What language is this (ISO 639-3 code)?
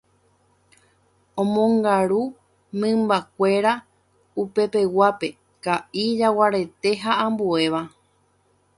grn